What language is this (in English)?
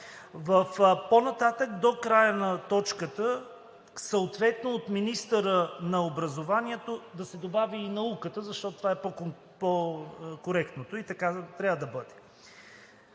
Bulgarian